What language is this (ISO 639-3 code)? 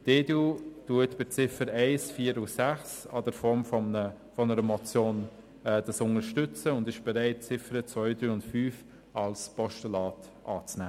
gsw